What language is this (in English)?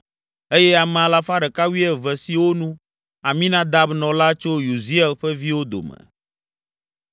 Ewe